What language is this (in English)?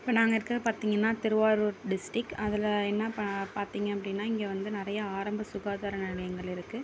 Tamil